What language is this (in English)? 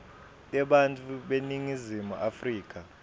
Swati